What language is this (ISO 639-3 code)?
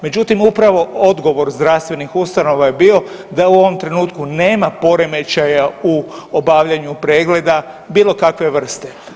hrv